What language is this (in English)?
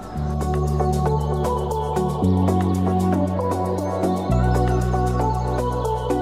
Romanian